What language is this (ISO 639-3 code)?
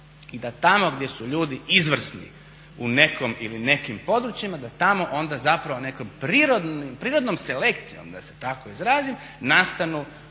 hrv